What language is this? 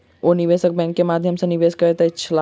Maithili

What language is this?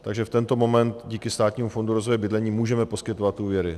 Czech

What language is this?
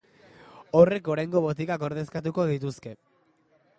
Basque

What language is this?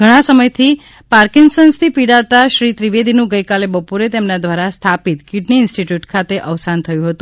Gujarati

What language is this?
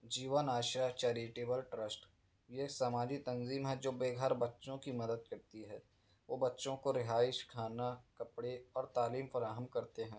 Urdu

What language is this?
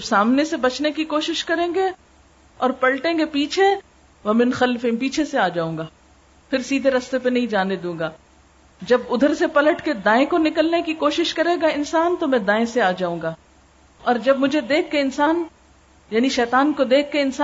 Urdu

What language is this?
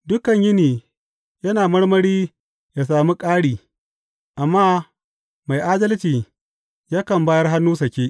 Hausa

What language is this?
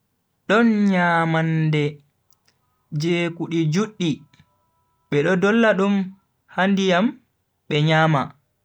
Bagirmi Fulfulde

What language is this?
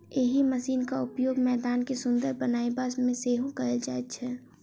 Maithili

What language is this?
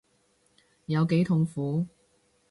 Cantonese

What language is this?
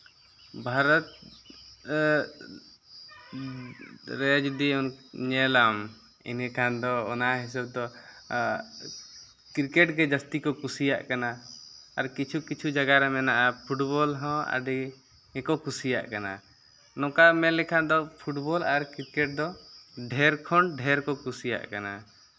Santali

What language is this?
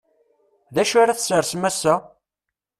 Kabyle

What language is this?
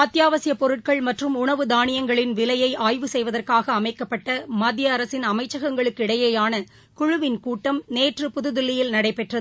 Tamil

